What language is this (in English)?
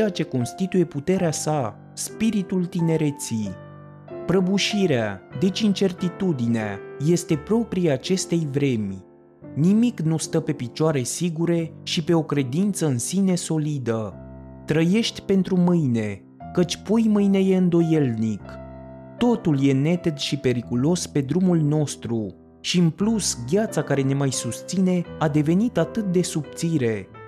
Romanian